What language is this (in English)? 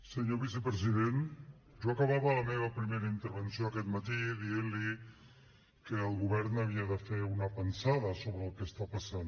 Catalan